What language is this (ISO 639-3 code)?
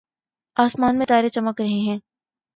urd